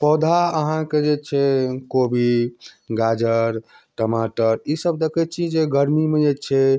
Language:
Maithili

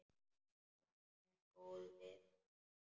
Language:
Icelandic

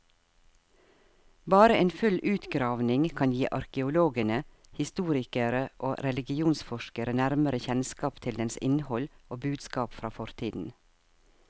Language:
Norwegian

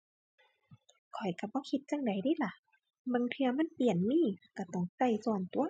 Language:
Thai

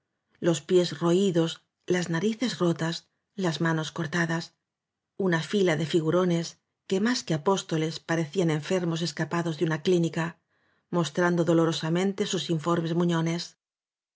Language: Spanish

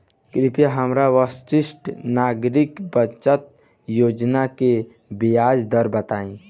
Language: Bhojpuri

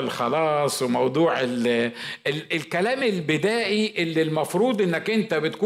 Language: Arabic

